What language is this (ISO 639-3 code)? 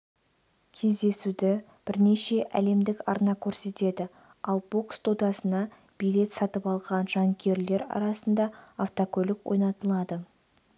kaz